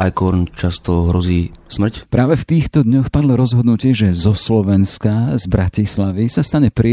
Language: Slovak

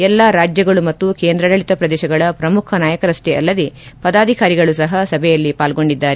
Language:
Kannada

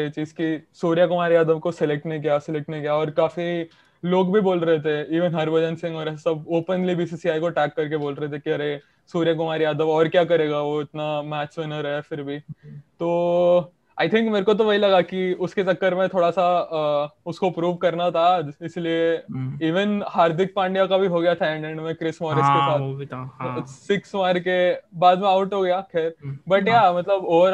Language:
Hindi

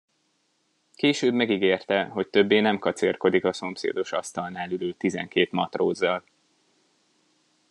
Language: Hungarian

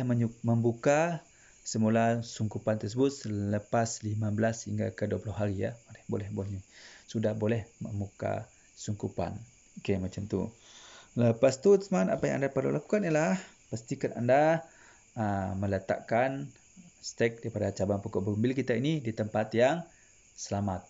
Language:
Malay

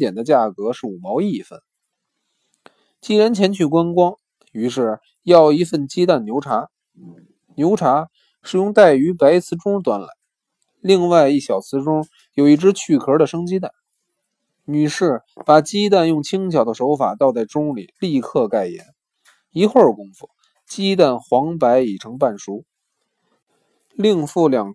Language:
Chinese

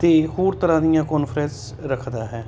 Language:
Punjabi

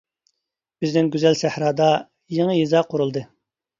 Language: Uyghur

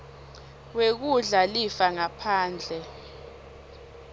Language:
Swati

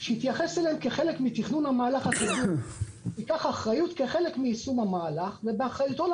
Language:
Hebrew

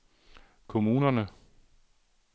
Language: Danish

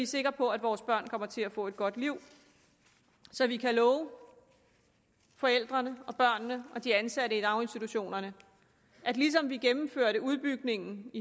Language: Danish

